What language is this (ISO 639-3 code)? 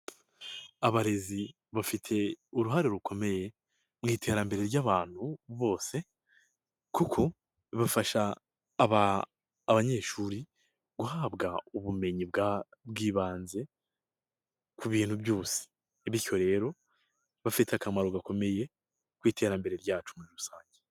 kin